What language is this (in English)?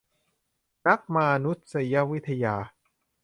Thai